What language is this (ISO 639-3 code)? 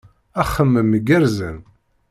kab